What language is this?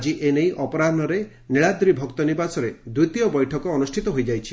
Odia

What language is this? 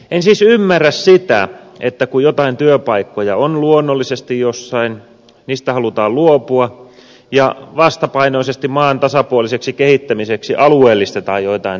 Finnish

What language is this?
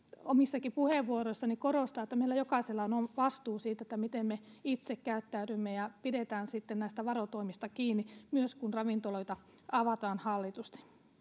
Finnish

